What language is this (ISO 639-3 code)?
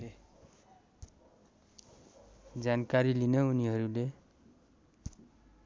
nep